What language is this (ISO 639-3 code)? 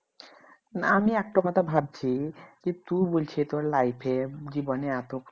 ben